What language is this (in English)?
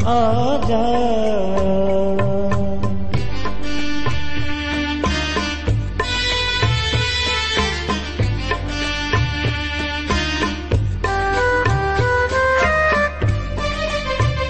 Urdu